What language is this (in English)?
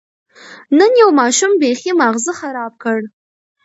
Pashto